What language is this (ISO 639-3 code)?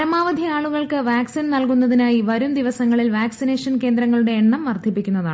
mal